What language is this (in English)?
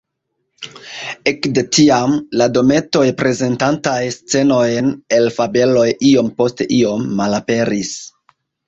Esperanto